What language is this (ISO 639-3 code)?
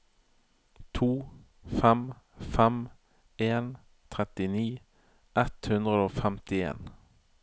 nor